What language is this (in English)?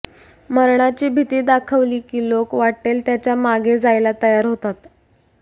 Marathi